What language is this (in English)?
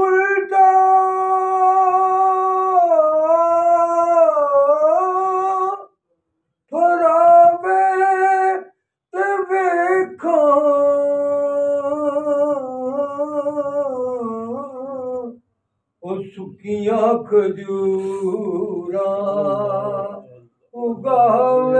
Arabic